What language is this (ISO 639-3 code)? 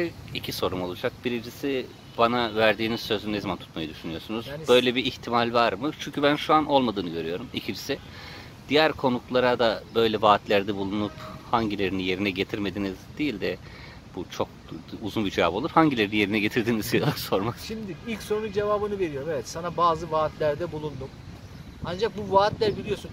tur